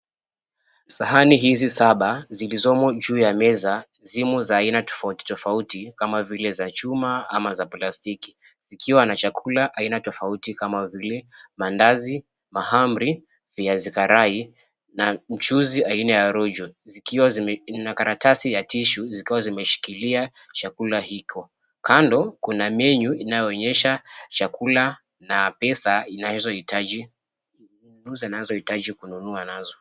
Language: Swahili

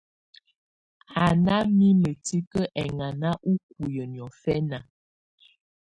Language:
Tunen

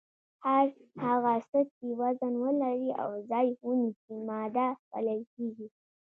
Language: Pashto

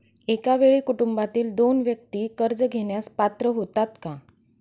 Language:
Marathi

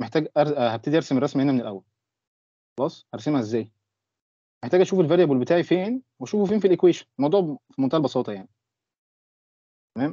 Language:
Arabic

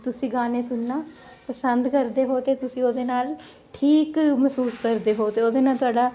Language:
Punjabi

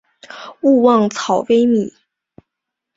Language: Chinese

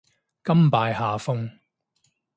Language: Cantonese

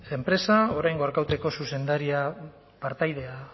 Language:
Basque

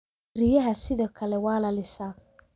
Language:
Somali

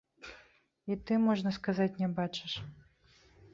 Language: Belarusian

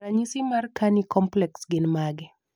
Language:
Luo (Kenya and Tanzania)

